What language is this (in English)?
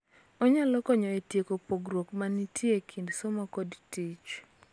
Luo (Kenya and Tanzania)